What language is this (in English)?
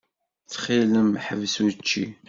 Kabyle